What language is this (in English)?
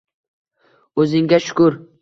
Uzbek